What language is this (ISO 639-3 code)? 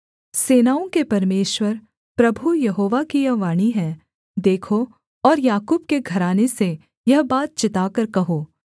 hin